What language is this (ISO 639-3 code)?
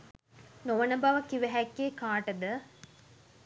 sin